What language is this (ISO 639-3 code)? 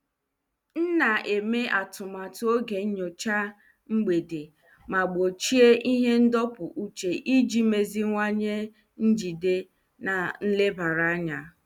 ibo